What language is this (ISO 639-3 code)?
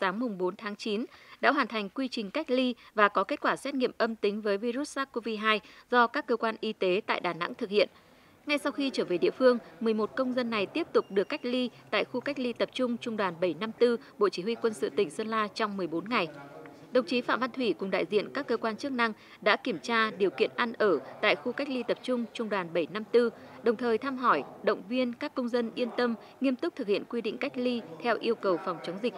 vie